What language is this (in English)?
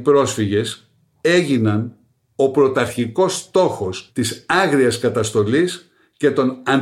Greek